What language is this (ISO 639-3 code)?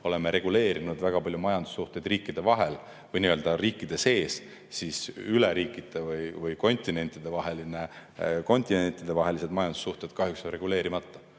est